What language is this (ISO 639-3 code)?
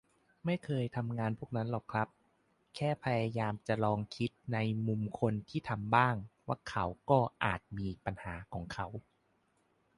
tha